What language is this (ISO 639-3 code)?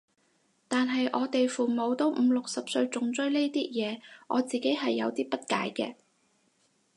yue